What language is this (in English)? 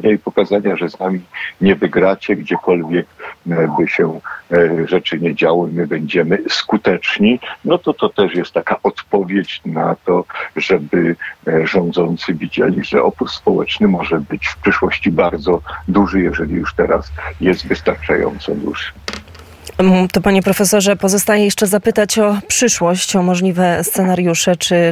Polish